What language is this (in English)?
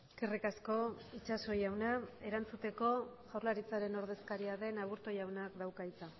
Basque